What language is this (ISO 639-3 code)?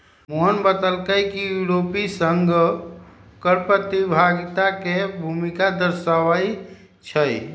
mag